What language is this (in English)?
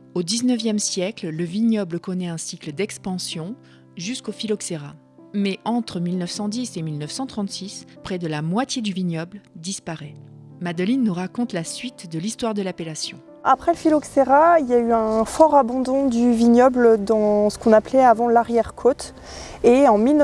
French